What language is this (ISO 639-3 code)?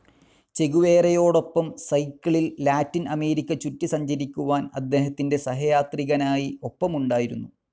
mal